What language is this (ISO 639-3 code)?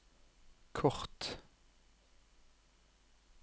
nor